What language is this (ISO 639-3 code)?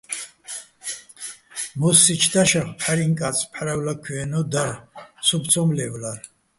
bbl